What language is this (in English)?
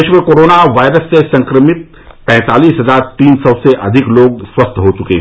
Hindi